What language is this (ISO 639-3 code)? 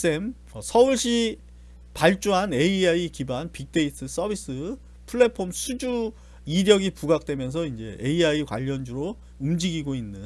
kor